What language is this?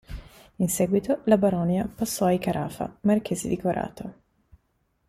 Italian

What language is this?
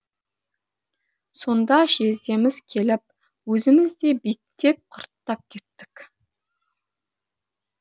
Kazakh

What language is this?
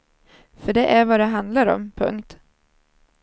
Swedish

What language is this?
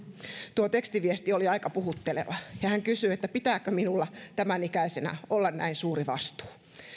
Finnish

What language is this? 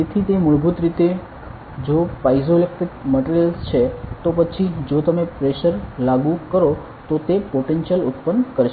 Gujarati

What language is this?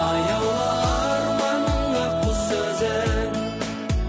Kazakh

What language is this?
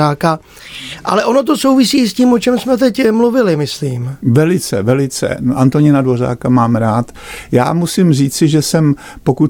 Czech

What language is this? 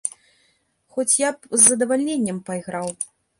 Belarusian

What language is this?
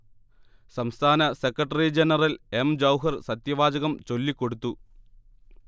Malayalam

